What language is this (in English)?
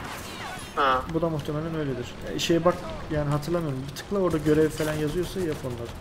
Turkish